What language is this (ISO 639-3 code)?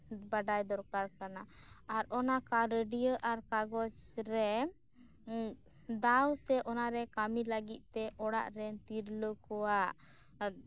sat